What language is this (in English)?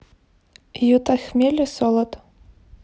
Russian